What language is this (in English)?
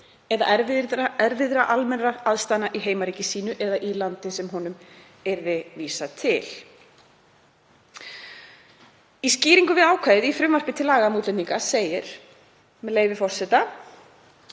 Icelandic